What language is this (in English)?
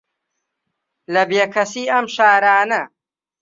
Central Kurdish